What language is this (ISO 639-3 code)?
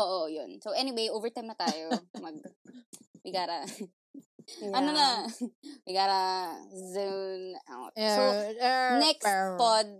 fil